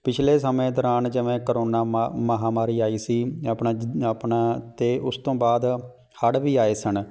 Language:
Punjabi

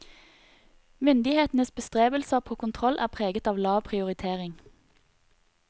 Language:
Norwegian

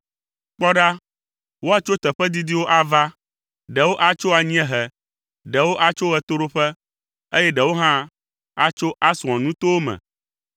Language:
Ewe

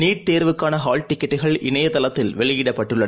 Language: Tamil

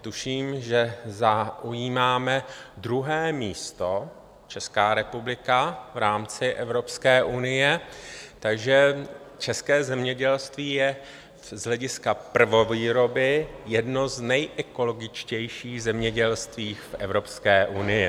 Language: Czech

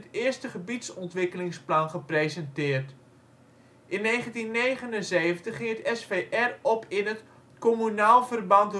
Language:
Dutch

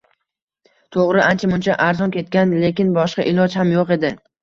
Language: Uzbek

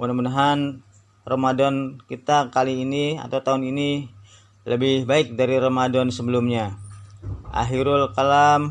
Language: Indonesian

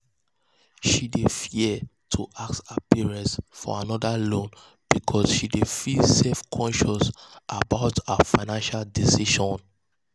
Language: Nigerian Pidgin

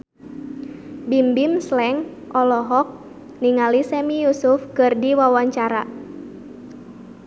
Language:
Sundanese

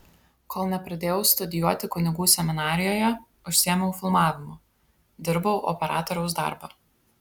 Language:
Lithuanian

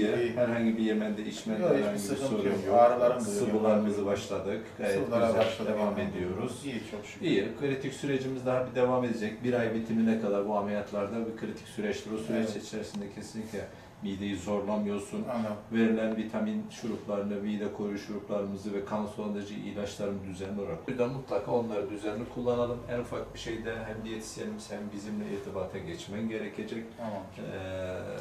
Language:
Turkish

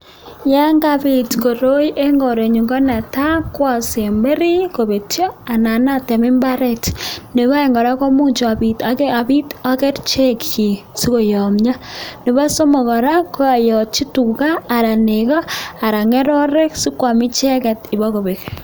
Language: Kalenjin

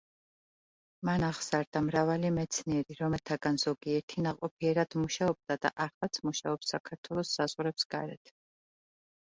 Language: Georgian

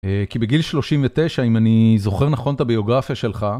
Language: Hebrew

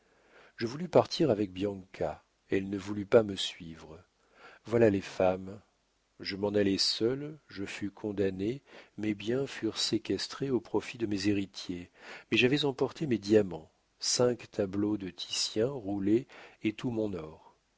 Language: French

